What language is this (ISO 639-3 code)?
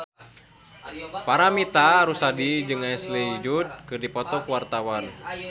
sun